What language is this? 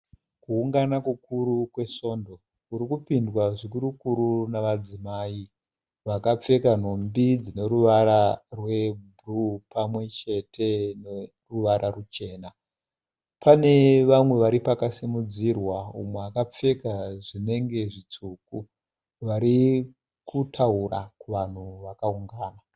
Shona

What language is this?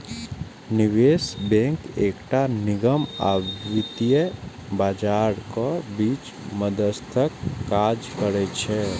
Maithili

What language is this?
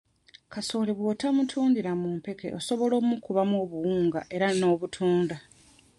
Ganda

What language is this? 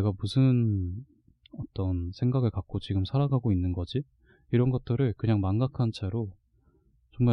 Korean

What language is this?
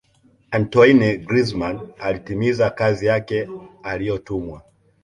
Swahili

